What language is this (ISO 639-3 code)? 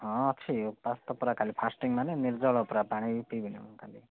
ori